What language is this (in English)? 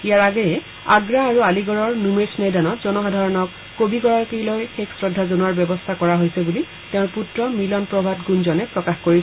Assamese